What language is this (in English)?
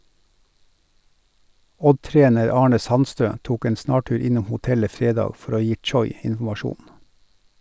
Norwegian